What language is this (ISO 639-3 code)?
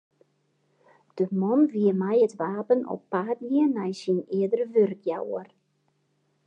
fry